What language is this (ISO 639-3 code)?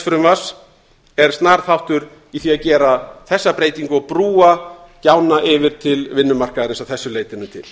isl